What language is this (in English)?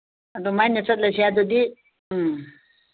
Manipuri